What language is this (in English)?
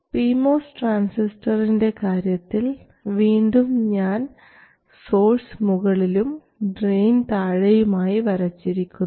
Malayalam